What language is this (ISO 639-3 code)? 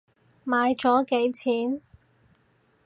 yue